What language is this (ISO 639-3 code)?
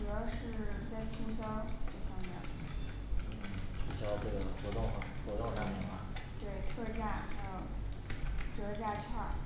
zho